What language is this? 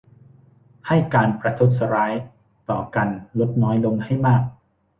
Thai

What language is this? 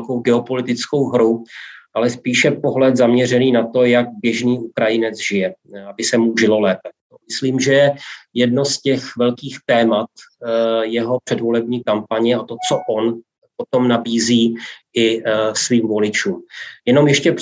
Czech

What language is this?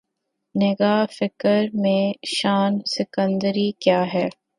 Urdu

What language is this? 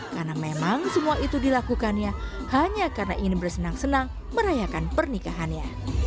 Indonesian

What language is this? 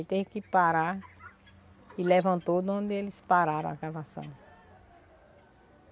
Portuguese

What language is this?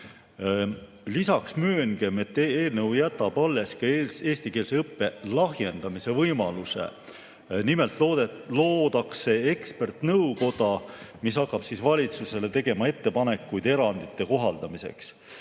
Estonian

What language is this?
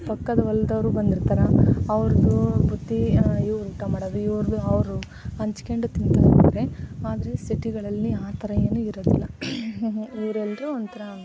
Kannada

